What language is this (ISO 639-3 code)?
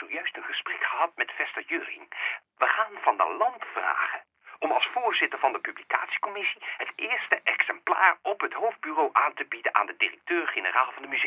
nld